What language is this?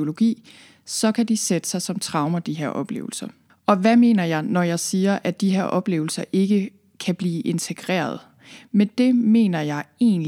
Danish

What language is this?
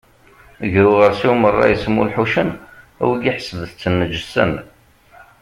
Kabyle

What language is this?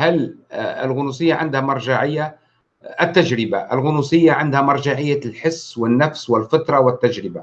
Arabic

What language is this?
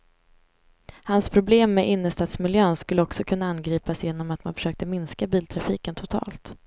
Swedish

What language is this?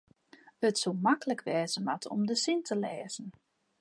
Western Frisian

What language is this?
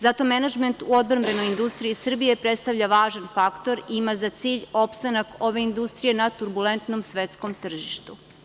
Serbian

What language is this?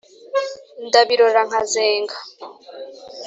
Kinyarwanda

